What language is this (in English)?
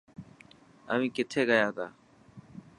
Dhatki